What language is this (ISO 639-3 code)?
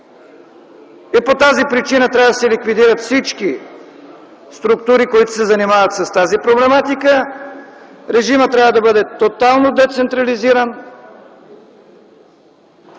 bul